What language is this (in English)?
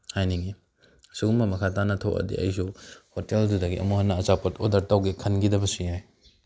Manipuri